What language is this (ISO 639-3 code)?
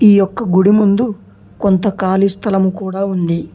tel